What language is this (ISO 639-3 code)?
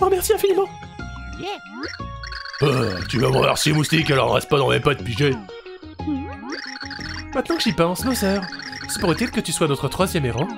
fra